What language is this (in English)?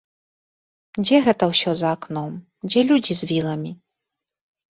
Belarusian